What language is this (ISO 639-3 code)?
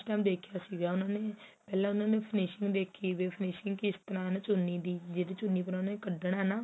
pan